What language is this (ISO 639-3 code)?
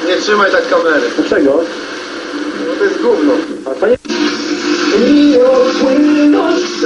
ukr